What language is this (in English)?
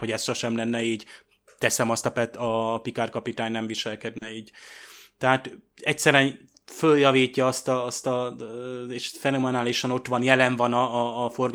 Hungarian